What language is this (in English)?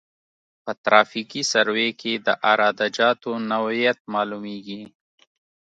Pashto